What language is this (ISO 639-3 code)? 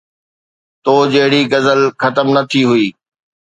snd